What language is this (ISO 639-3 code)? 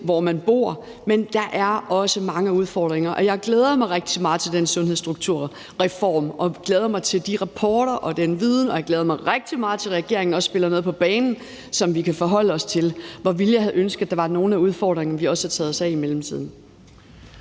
dan